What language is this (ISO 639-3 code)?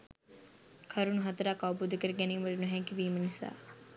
sin